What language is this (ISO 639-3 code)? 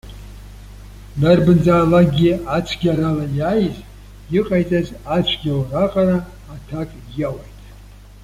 abk